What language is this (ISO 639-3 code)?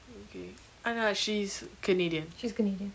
eng